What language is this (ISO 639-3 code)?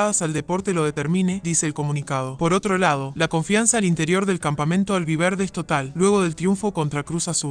spa